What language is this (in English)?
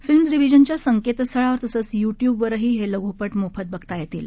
Marathi